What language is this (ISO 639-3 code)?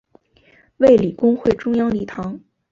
zho